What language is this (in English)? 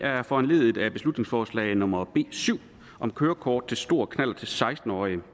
Danish